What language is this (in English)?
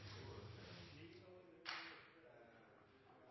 Norwegian Bokmål